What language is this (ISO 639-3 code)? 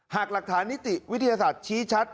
tha